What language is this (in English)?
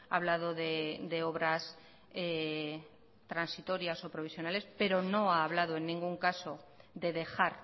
Spanish